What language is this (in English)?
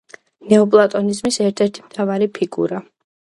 Georgian